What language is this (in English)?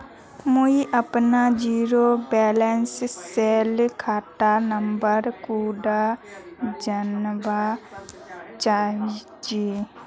Magahi